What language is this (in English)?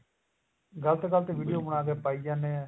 Punjabi